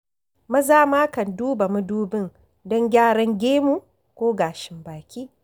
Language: Hausa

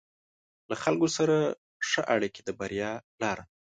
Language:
Pashto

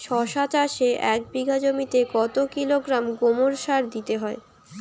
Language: Bangla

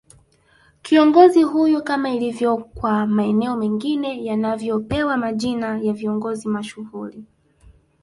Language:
Swahili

